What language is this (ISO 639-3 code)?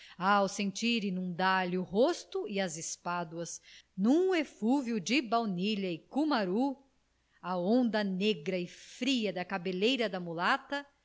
por